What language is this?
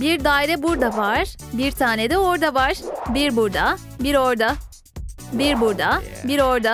Turkish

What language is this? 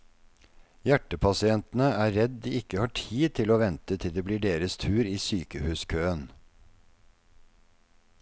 Norwegian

